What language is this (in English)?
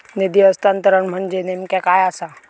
Marathi